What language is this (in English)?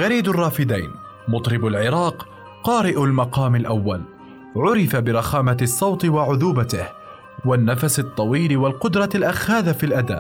Arabic